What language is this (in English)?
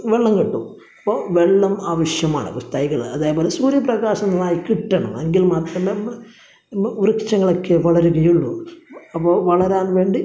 Malayalam